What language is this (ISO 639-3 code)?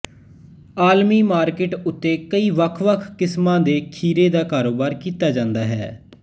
pan